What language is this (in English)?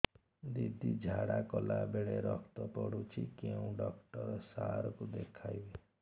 Odia